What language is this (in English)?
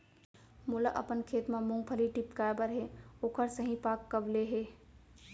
Chhattisgarhi